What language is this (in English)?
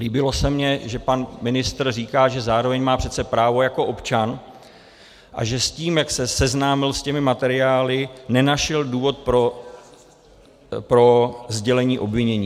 Czech